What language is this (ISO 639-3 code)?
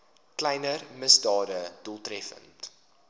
afr